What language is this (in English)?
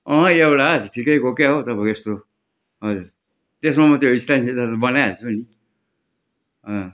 Nepali